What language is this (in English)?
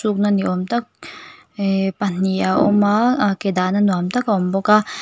Mizo